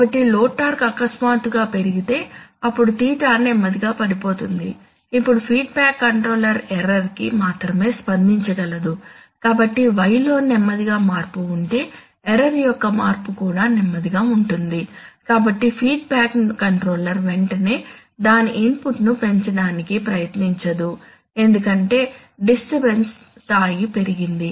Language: Telugu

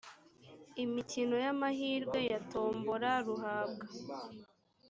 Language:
Kinyarwanda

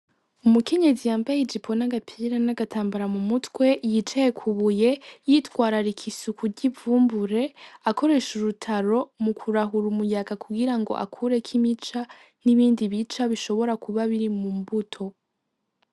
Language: Rundi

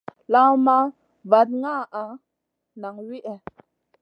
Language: Masana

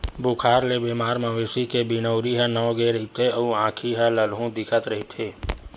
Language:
Chhattisgarhi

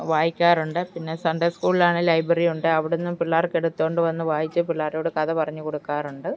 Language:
Malayalam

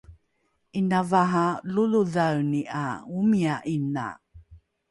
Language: Rukai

